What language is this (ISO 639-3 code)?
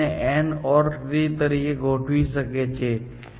guj